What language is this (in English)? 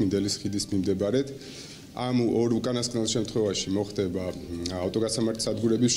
Romanian